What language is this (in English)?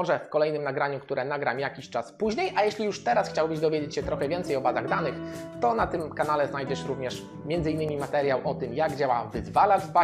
Polish